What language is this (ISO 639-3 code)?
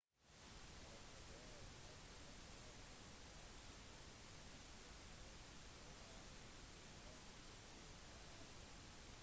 nob